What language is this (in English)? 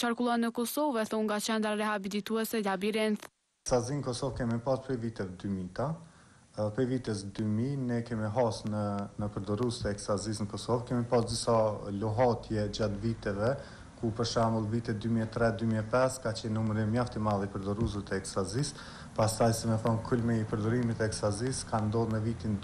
Romanian